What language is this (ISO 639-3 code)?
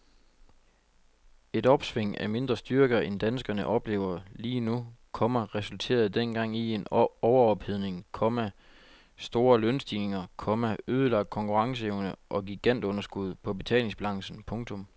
dan